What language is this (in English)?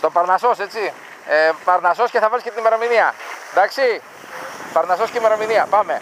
Greek